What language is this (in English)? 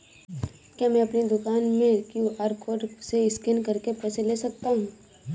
Hindi